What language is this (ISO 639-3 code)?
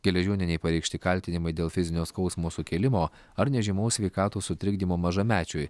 lit